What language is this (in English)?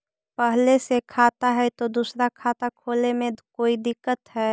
Magahi